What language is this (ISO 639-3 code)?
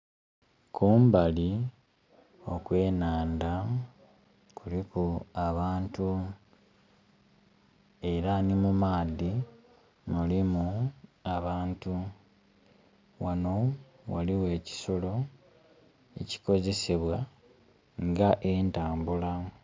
xog